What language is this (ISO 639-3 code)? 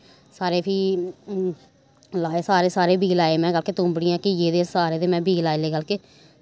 doi